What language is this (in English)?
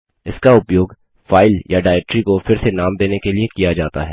Hindi